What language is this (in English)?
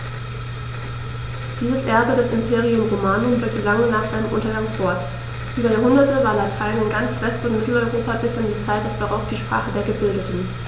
German